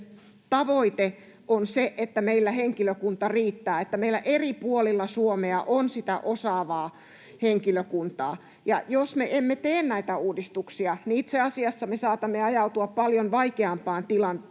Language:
Finnish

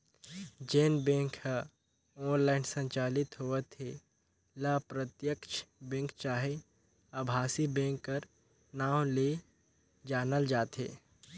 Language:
Chhattisgarhi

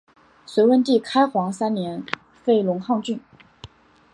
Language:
Chinese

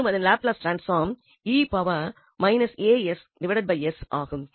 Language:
Tamil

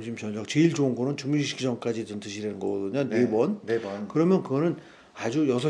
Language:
Korean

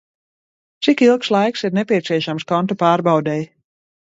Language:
Latvian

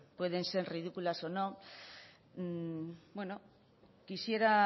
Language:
Spanish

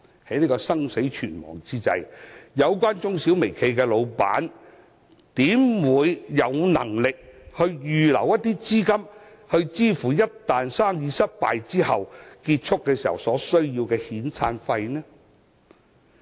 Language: Cantonese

